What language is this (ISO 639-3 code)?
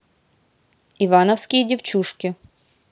rus